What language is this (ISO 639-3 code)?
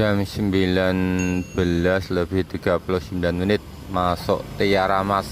ind